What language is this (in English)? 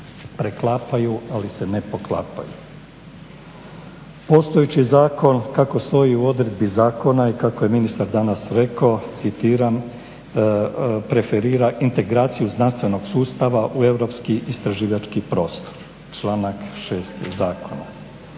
Croatian